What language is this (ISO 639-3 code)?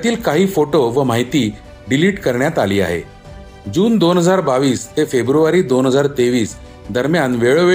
mar